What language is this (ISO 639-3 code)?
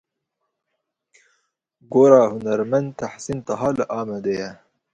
kur